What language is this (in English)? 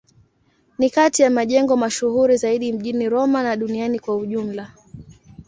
Swahili